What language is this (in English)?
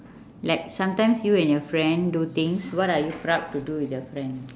English